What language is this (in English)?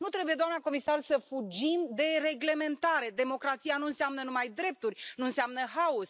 Romanian